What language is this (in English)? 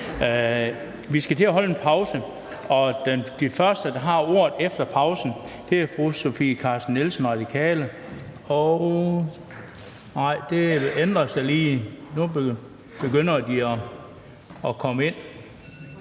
Danish